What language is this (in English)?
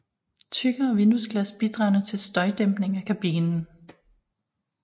Danish